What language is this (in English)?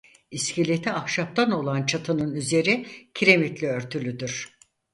Turkish